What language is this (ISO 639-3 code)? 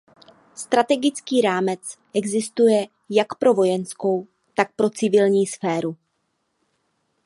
ces